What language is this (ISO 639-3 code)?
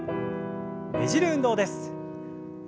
jpn